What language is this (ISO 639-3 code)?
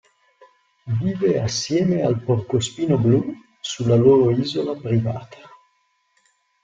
ita